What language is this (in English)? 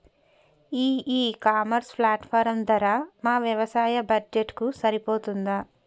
Telugu